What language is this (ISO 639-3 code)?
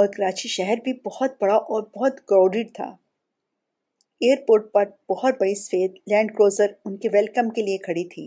urd